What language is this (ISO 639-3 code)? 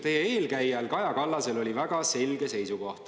est